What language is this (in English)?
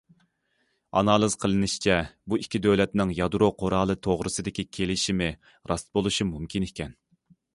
Uyghur